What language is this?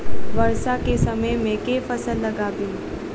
Maithili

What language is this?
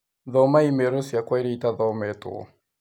Kikuyu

